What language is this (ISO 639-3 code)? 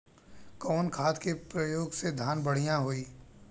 bho